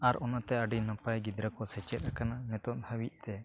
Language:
Santali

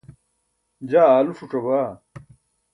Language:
Burushaski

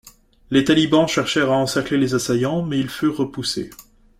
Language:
French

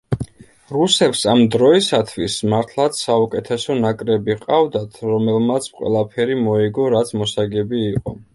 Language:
Georgian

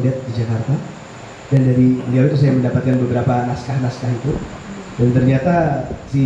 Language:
Indonesian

